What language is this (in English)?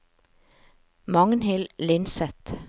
Norwegian